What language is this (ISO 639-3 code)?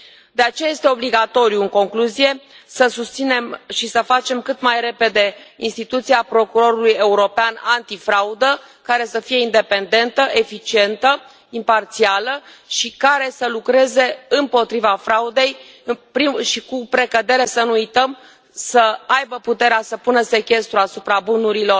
ron